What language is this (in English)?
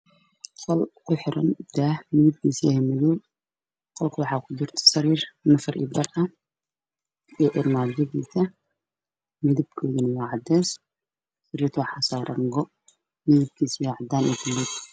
Somali